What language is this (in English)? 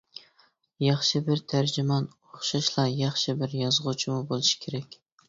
Uyghur